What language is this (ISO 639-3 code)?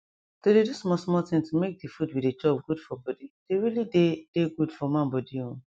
pcm